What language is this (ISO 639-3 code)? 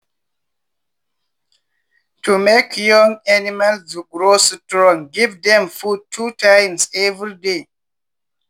pcm